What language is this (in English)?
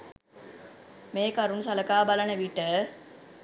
Sinhala